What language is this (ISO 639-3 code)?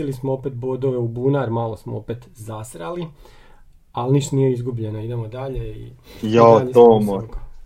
hrv